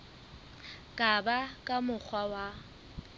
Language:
Southern Sotho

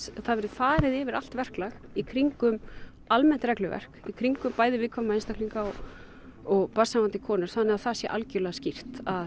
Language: Icelandic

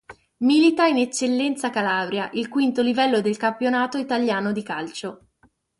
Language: Italian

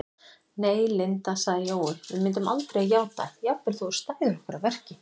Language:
Icelandic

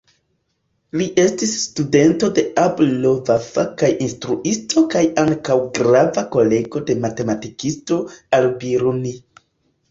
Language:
Esperanto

